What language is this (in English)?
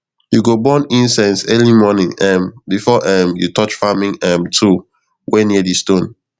Nigerian Pidgin